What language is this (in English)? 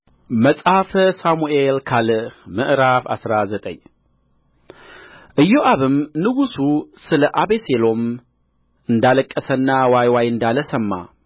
Amharic